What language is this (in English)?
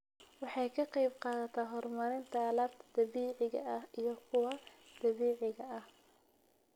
Somali